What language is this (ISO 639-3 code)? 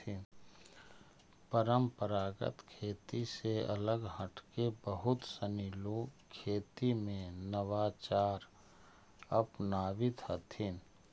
mag